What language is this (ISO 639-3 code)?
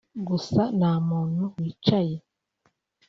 kin